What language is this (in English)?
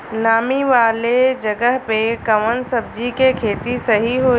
Bhojpuri